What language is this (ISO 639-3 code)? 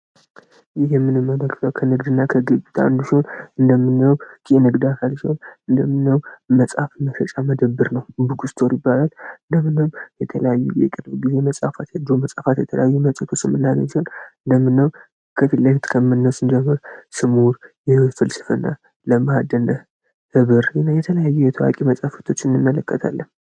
amh